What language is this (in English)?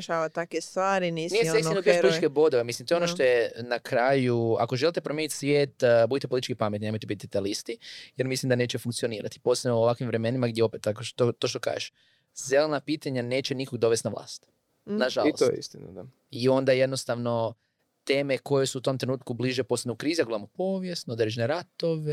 Croatian